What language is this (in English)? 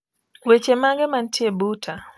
Luo (Kenya and Tanzania)